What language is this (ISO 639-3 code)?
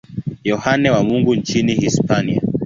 swa